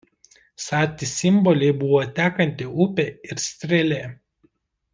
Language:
Lithuanian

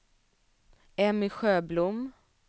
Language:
Swedish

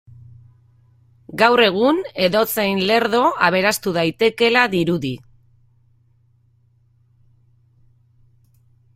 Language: Basque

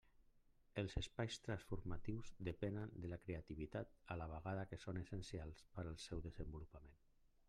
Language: Catalan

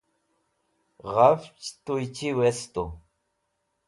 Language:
Wakhi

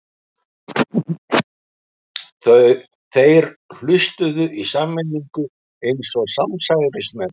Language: Icelandic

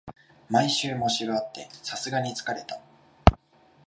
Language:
Japanese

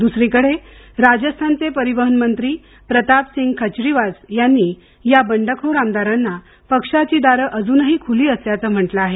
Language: Marathi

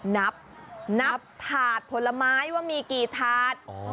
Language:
Thai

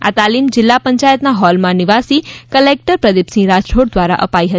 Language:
Gujarati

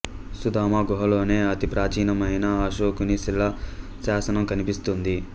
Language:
Telugu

